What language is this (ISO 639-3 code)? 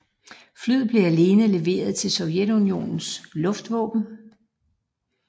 dan